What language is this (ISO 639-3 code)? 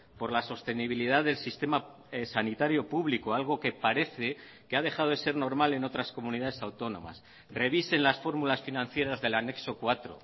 spa